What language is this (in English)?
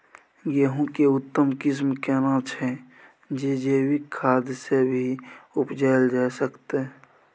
Maithili